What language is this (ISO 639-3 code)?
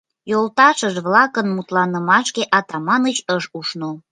chm